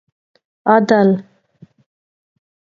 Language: Pashto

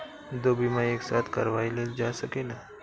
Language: Bhojpuri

